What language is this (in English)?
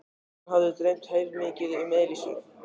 Icelandic